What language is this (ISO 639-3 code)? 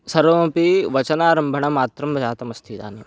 san